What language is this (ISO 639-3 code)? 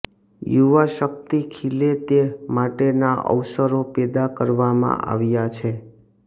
guj